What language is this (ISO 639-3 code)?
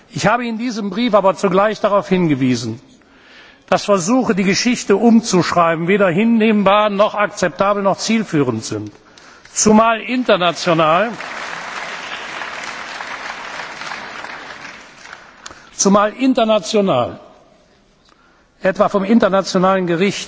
deu